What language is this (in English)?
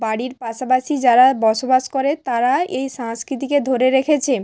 Bangla